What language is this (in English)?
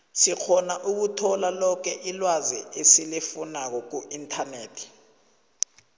South Ndebele